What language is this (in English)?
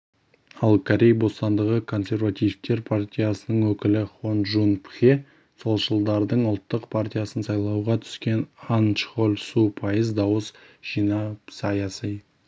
Kazakh